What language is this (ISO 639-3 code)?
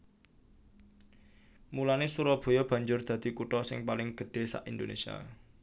jav